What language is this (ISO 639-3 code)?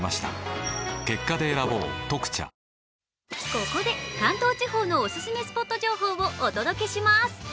jpn